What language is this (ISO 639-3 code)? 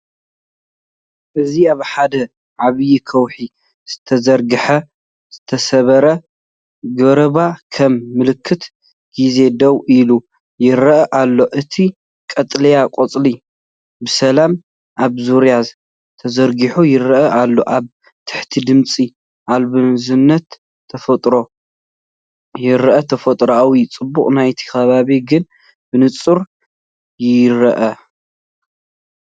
tir